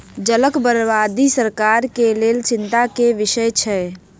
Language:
Maithili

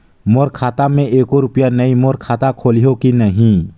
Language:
Chhattisgarhi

